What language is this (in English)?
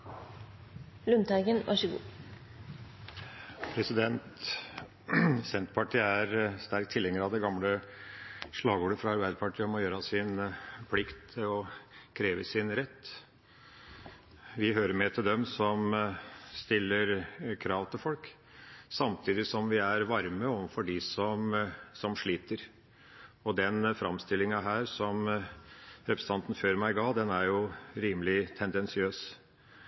Norwegian Bokmål